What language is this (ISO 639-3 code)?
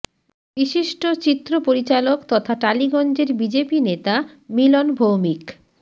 ben